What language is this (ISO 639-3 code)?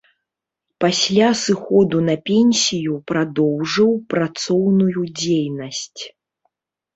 bel